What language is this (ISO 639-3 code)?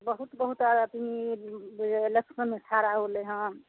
mai